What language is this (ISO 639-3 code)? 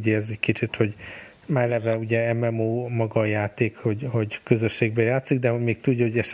hun